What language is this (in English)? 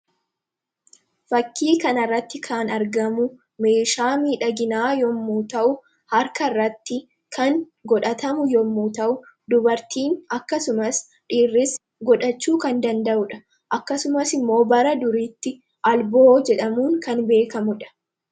Oromo